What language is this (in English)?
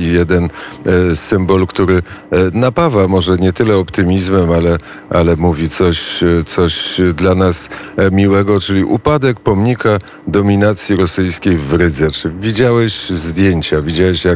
Polish